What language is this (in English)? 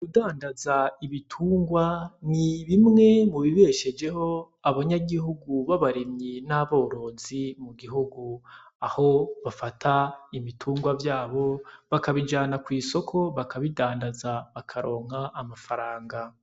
Rundi